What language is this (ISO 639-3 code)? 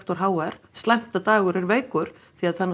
isl